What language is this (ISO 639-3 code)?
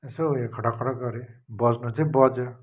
nep